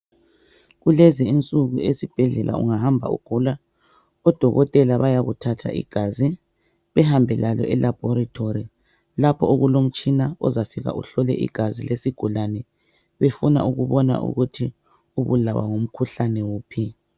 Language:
North Ndebele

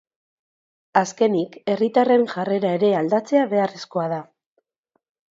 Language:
Basque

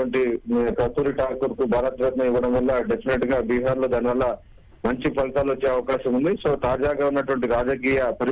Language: Telugu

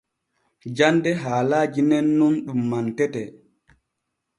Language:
Borgu Fulfulde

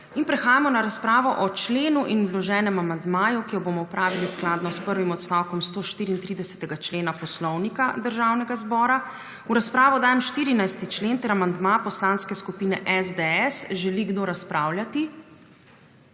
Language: Slovenian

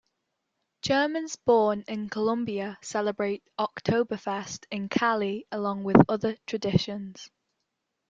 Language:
English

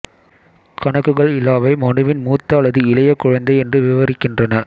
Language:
Tamil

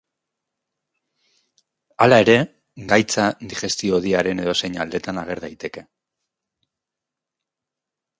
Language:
Basque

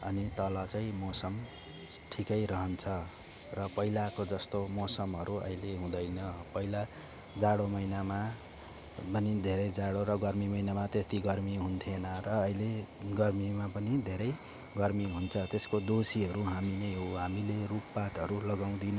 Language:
Nepali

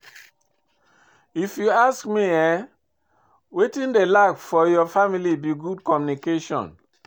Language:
Nigerian Pidgin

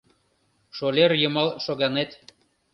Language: Mari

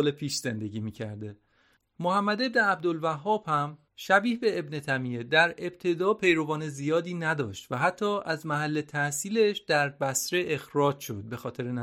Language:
Persian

